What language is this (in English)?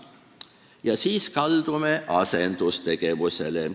Estonian